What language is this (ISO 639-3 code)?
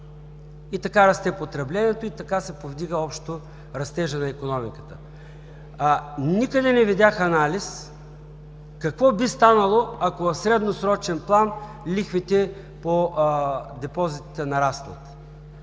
bul